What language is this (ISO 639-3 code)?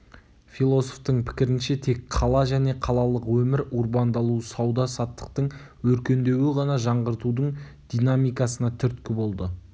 kaz